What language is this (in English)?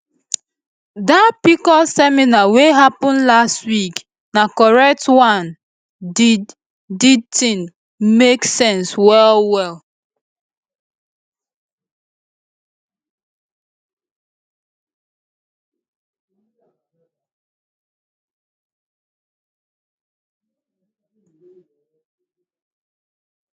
Nigerian Pidgin